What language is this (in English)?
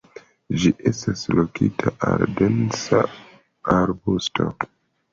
Esperanto